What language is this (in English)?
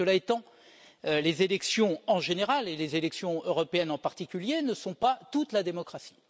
French